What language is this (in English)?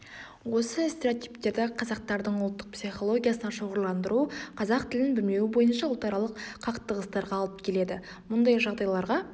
Kazakh